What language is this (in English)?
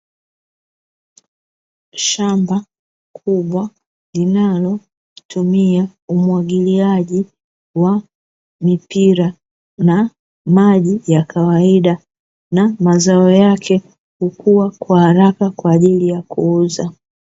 Swahili